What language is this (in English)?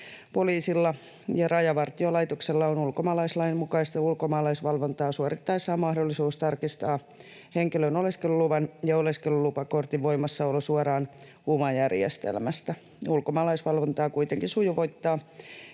Finnish